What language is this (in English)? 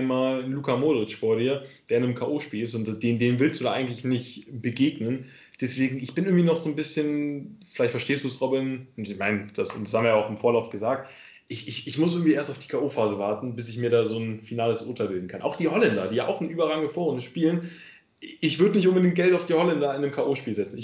German